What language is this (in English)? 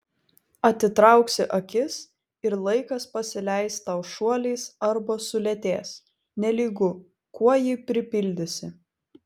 Lithuanian